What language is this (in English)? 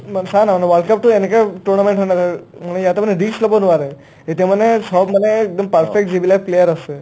Assamese